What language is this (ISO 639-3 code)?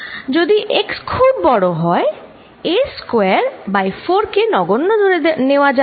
ben